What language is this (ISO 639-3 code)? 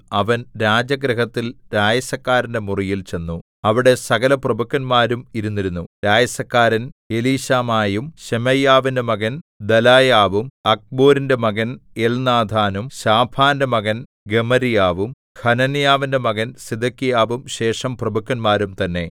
mal